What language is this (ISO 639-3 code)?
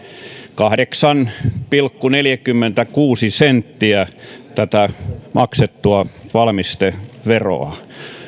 fin